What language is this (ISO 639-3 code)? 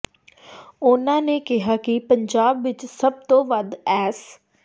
pan